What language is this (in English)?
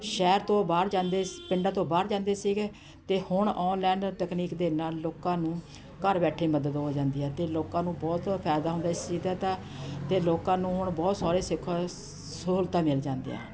Punjabi